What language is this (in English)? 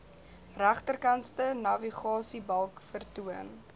Afrikaans